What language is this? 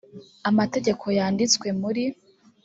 Kinyarwanda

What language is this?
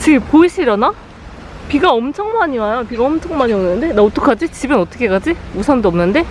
Korean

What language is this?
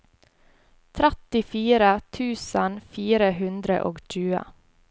Norwegian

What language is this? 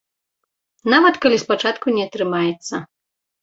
Belarusian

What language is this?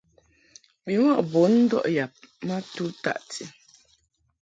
Mungaka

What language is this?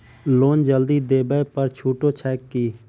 Maithili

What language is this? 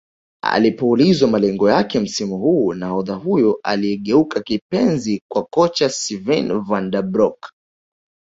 Swahili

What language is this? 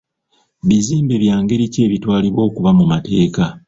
Ganda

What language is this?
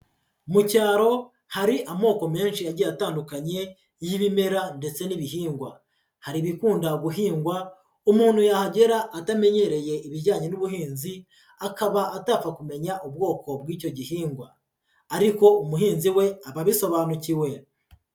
Kinyarwanda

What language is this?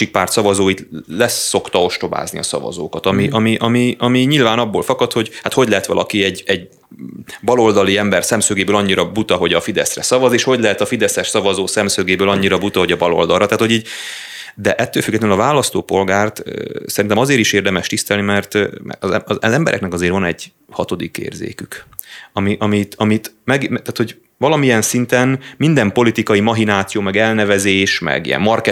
Hungarian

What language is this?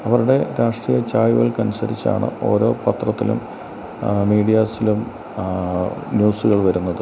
Malayalam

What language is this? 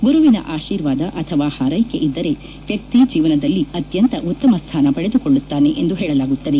Kannada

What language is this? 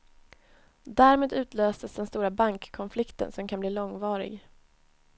Swedish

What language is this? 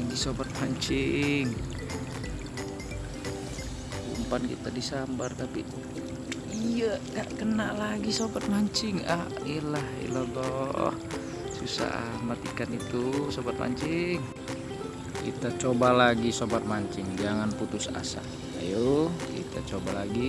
Indonesian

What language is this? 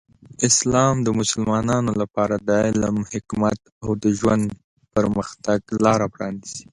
Pashto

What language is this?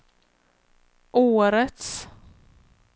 Swedish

